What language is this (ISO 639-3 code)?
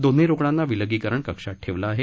mar